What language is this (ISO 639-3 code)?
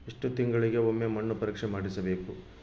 kan